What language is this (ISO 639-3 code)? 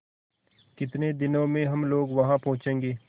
hin